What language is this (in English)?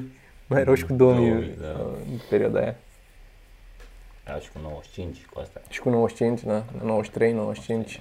Romanian